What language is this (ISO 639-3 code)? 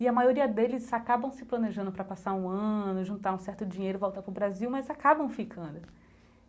por